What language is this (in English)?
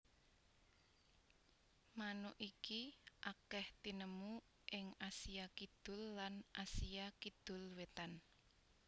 Javanese